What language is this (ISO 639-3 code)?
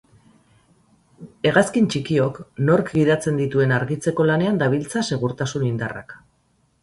eus